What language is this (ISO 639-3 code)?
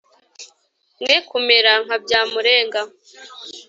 kin